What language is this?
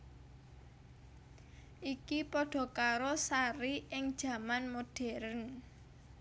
Javanese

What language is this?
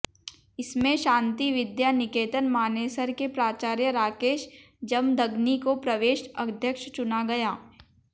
Hindi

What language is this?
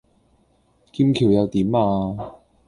Cantonese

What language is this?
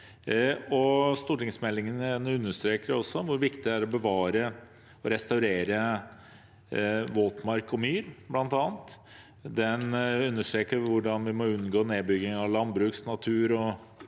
Norwegian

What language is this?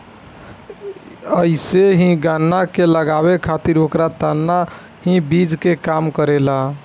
Bhojpuri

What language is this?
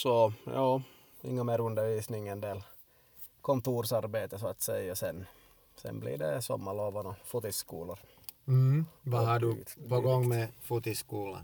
Swedish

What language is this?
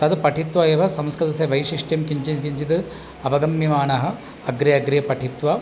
Sanskrit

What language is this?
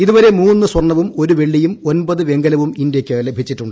Malayalam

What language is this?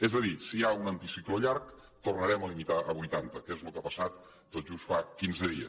Catalan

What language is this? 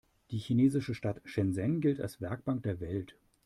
German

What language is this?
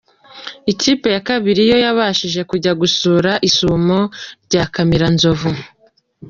Kinyarwanda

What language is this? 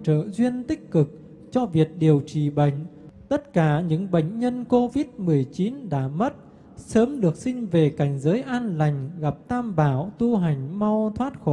Vietnamese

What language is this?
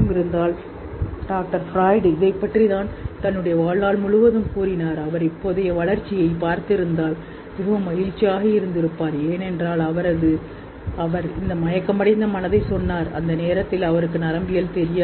Tamil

